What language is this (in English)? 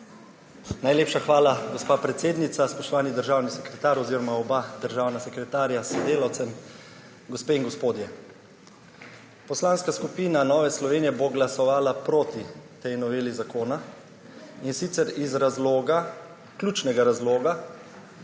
Slovenian